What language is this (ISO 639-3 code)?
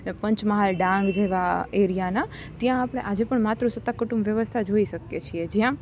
guj